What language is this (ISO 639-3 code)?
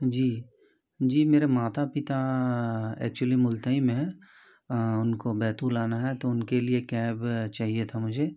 hin